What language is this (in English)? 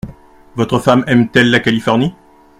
French